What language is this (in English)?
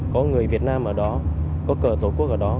Vietnamese